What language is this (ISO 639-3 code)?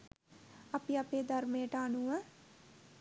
sin